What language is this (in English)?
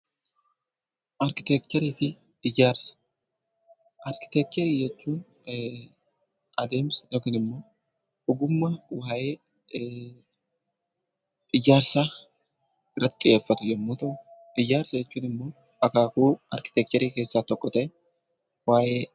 Oromo